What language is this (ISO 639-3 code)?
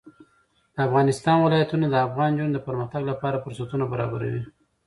pus